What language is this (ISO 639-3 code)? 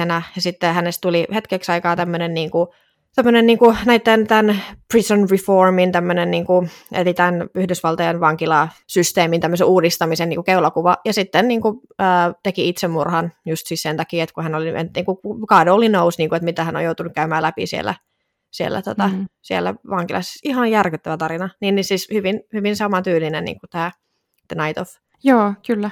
fin